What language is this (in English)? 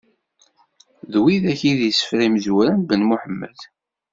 Kabyle